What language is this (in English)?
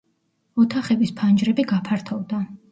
Georgian